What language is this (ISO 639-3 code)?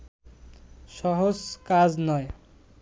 ben